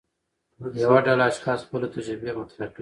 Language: Pashto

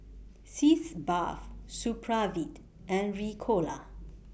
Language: English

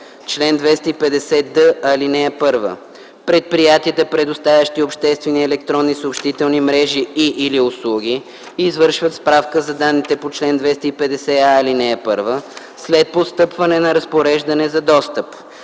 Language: Bulgarian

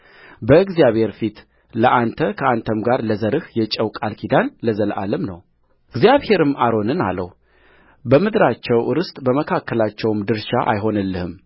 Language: Amharic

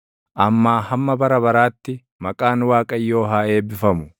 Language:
Oromo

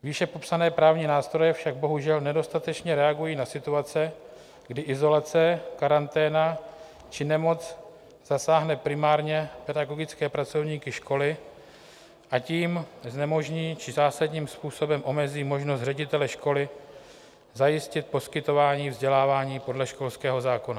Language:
Czech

